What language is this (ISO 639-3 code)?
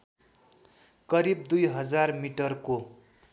nep